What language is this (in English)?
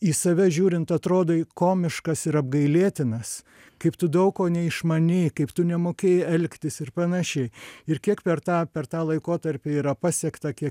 Lithuanian